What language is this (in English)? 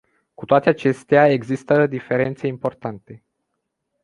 Romanian